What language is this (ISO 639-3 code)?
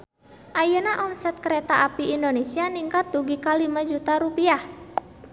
sun